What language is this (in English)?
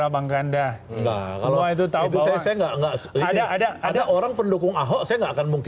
Indonesian